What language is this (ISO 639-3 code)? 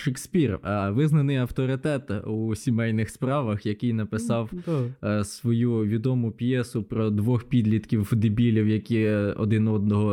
ukr